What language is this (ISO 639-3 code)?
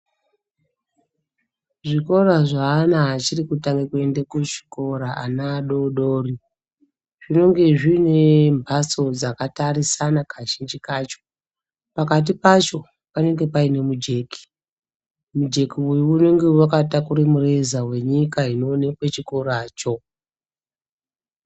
ndc